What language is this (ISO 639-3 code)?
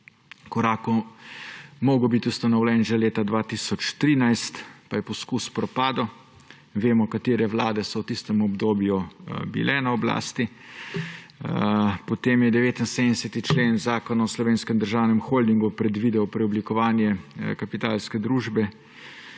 slv